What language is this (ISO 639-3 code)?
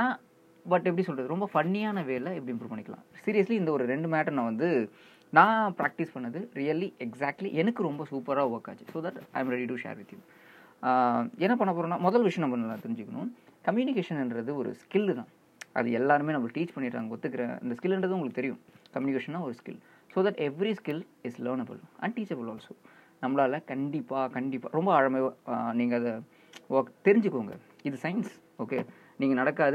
tam